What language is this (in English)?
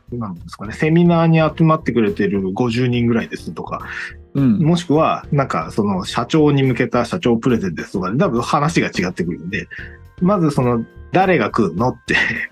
Japanese